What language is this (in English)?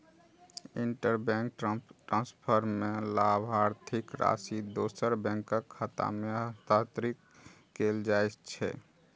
Maithili